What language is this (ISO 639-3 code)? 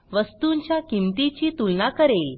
mar